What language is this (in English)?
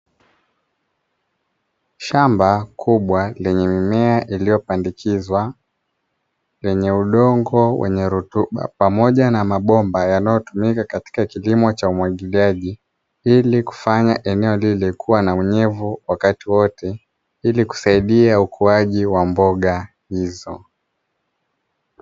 Swahili